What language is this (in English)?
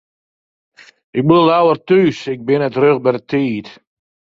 Western Frisian